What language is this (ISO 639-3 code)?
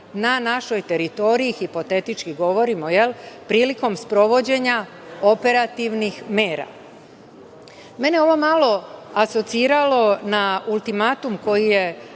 srp